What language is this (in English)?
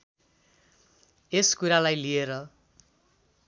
Nepali